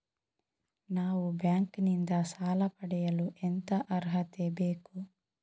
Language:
Kannada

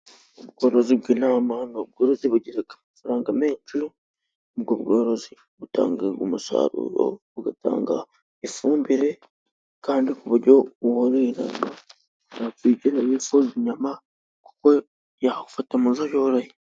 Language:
Kinyarwanda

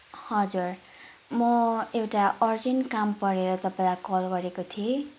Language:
Nepali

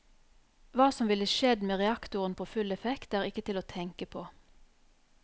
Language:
Norwegian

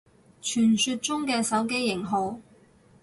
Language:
Cantonese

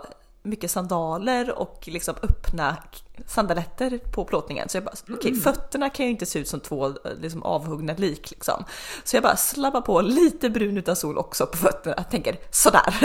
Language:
Swedish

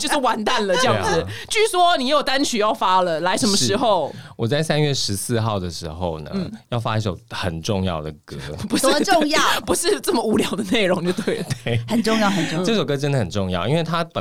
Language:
Chinese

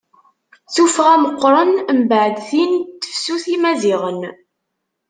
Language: Kabyle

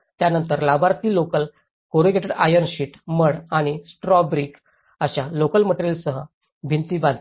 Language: Marathi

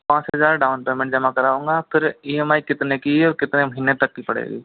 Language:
Hindi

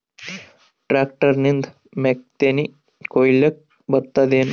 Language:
Kannada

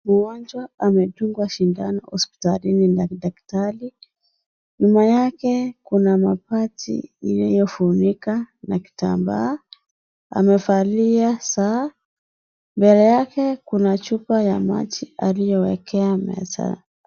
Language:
Swahili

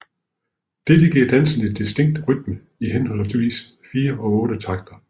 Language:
Danish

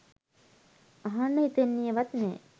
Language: Sinhala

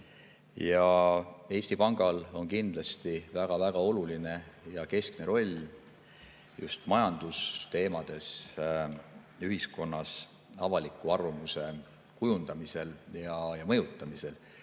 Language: Estonian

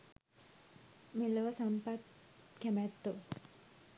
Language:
Sinhala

